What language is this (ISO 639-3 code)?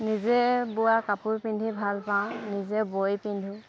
asm